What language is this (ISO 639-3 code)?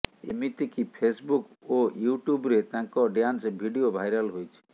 ori